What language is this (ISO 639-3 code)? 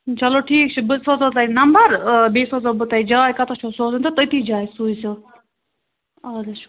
kas